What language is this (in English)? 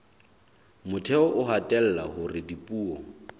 Southern Sotho